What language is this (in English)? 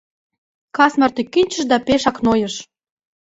Mari